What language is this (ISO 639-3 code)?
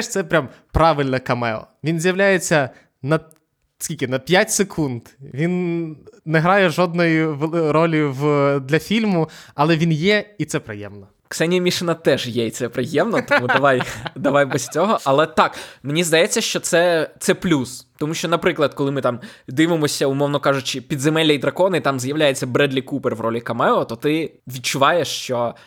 ukr